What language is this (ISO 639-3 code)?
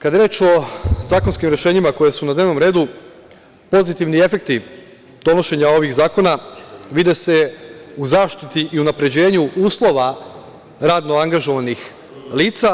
srp